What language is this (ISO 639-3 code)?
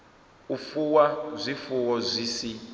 ven